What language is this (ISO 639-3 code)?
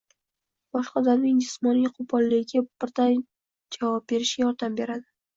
uzb